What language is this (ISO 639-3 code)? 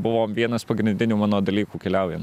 lit